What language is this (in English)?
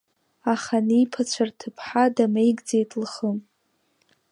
Abkhazian